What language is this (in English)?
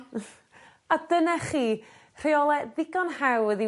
Welsh